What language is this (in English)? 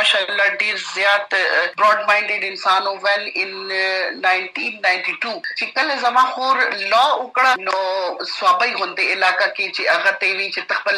Urdu